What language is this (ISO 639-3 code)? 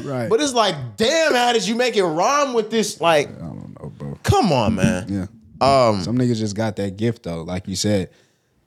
eng